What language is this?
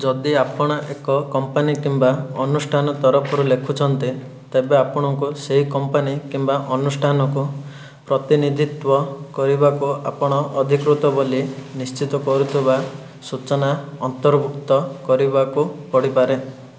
Odia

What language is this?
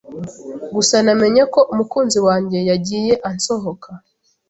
Kinyarwanda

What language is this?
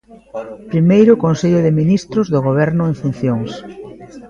Galician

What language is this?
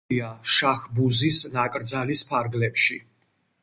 Georgian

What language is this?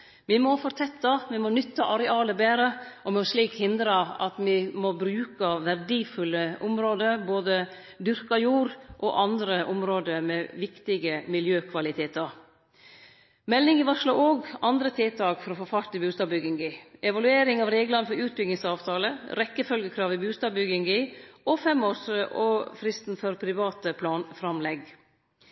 Norwegian Nynorsk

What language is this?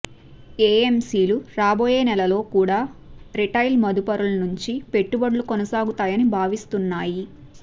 Telugu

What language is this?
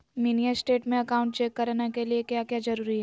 Magahi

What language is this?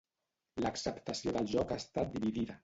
Catalan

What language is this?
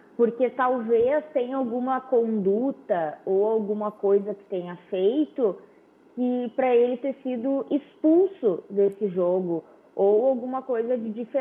Portuguese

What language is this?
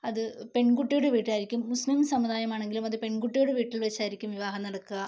Malayalam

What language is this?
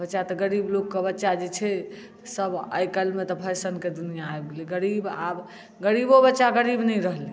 Maithili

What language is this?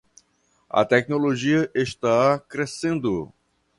Portuguese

